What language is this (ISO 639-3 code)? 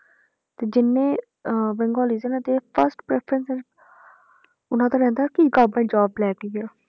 pan